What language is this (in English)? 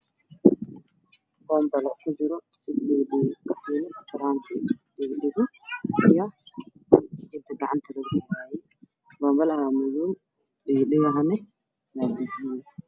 Somali